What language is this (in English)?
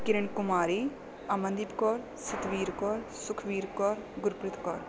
Punjabi